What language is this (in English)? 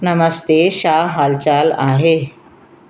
Sindhi